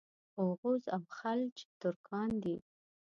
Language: Pashto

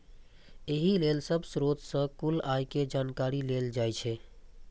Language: Maithili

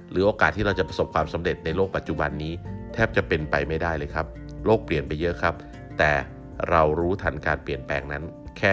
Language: Thai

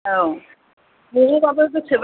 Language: Bodo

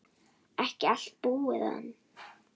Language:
Icelandic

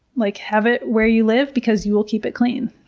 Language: English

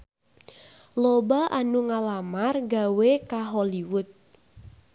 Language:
Sundanese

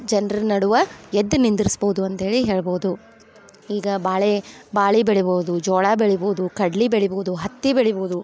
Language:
Kannada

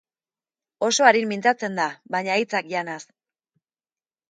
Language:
Basque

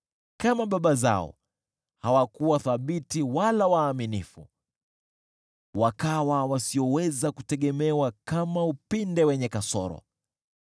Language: Swahili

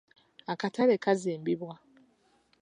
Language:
Ganda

